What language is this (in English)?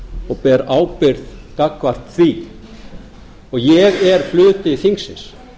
Icelandic